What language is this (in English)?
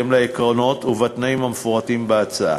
Hebrew